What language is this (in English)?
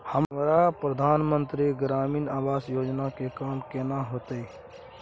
Maithili